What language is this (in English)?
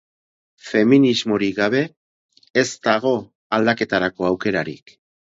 Basque